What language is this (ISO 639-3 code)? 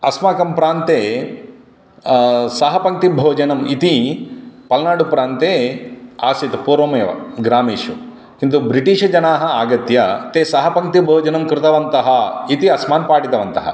san